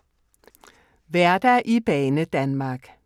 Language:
Danish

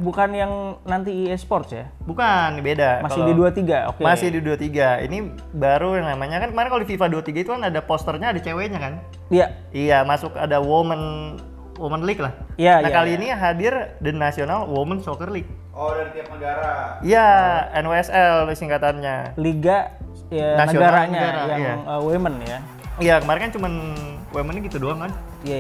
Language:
Indonesian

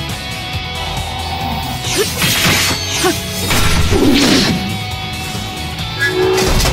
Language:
Japanese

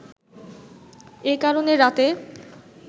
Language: Bangla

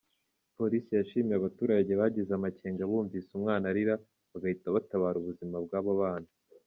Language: Kinyarwanda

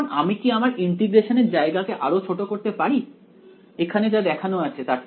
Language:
Bangla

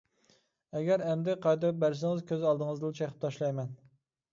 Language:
Uyghur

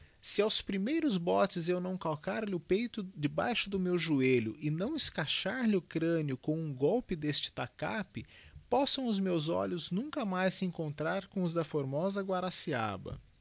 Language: Portuguese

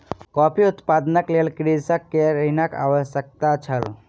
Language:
Maithili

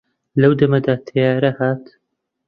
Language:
Central Kurdish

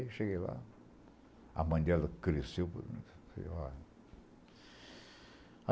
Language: Portuguese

